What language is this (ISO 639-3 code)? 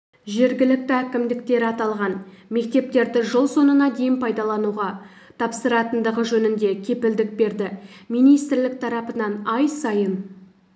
kaz